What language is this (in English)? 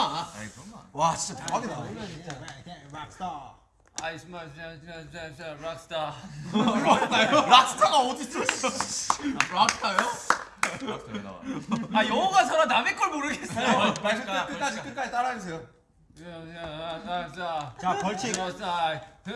Korean